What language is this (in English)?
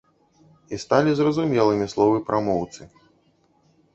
Belarusian